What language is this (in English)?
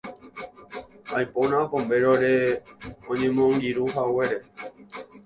Guarani